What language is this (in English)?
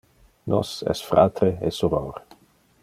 Interlingua